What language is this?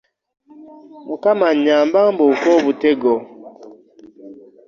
Ganda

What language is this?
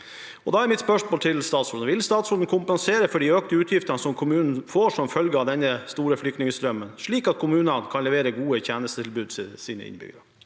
Norwegian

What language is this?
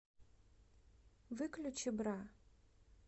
Russian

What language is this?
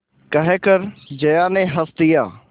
Hindi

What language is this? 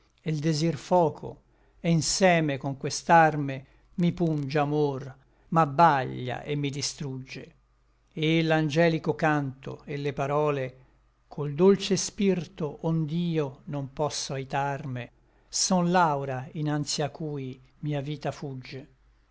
Italian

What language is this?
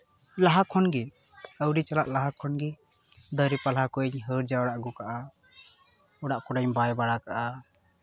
Santali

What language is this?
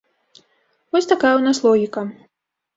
Belarusian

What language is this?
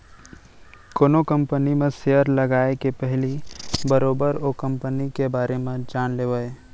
Chhattisgarhi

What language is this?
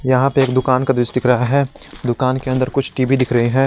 Hindi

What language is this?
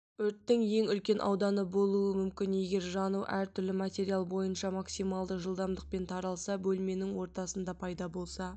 Kazakh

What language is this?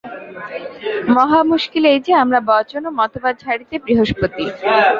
Bangla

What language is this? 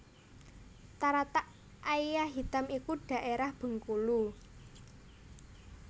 Javanese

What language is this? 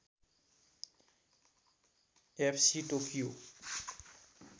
Nepali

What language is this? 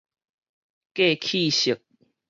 Min Nan Chinese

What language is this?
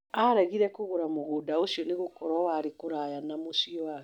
Kikuyu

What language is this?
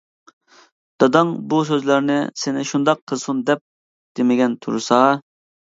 Uyghur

